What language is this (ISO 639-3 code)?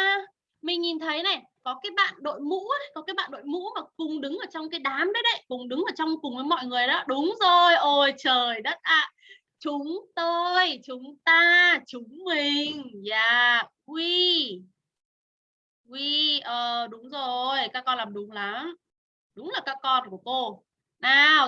vie